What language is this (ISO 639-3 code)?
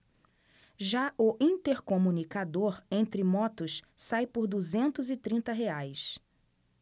por